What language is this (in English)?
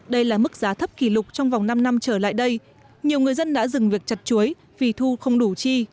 Vietnamese